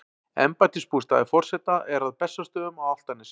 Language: Icelandic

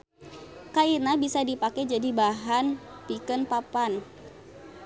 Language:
Sundanese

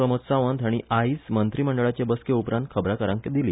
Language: Konkani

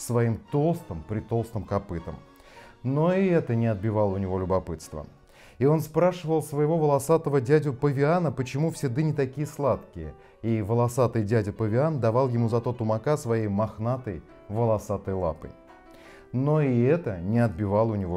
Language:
Russian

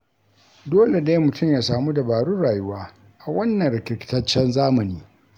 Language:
Hausa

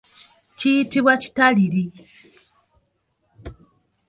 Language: Ganda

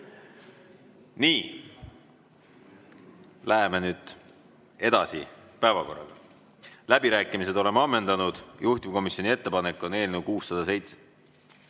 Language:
Estonian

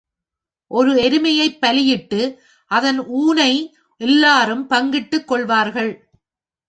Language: Tamil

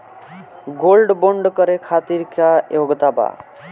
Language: Bhojpuri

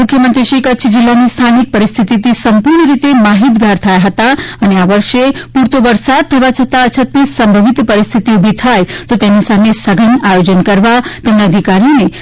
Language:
Gujarati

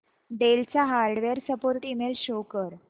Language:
Marathi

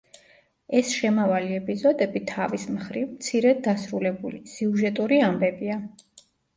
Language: Georgian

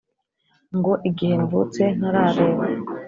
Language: Kinyarwanda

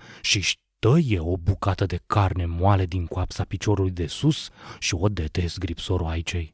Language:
Romanian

